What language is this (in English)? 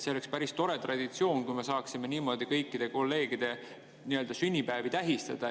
Estonian